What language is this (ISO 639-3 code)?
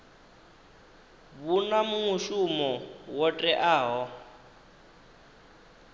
ven